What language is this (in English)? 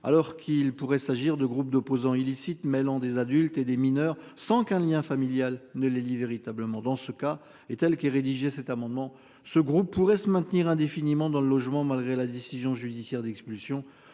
French